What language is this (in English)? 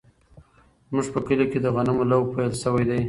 Pashto